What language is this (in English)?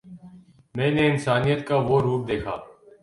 Urdu